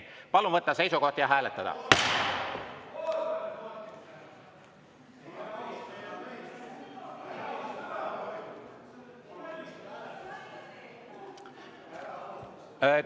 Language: Estonian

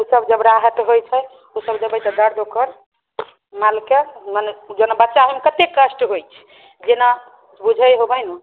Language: Maithili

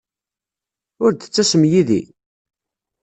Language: Kabyle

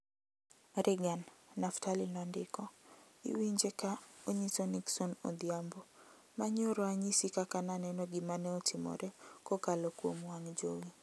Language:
Luo (Kenya and Tanzania)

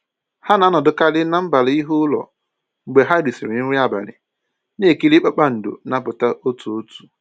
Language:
Igbo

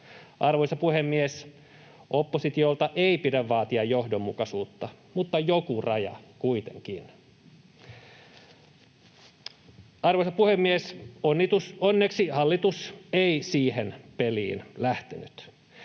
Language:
Finnish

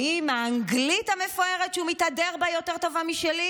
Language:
Hebrew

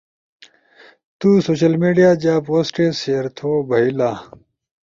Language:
Ushojo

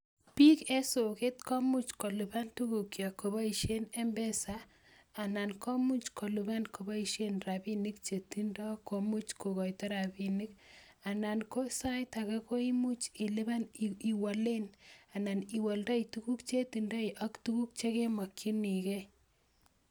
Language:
Kalenjin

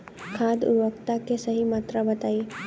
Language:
Bhojpuri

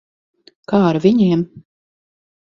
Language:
Latvian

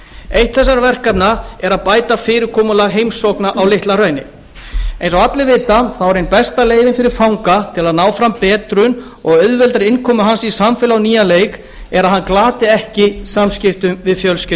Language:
Icelandic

